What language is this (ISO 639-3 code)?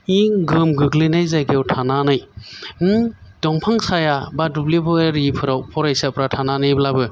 brx